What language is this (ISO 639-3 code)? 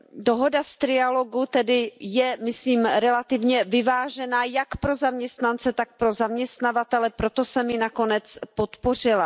ces